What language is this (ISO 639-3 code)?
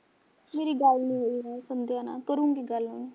pan